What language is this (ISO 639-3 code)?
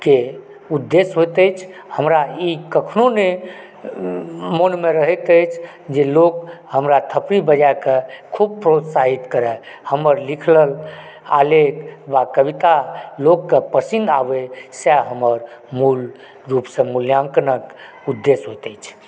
mai